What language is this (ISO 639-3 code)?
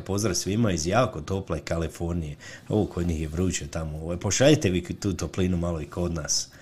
hrv